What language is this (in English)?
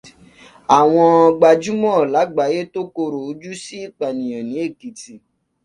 Yoruba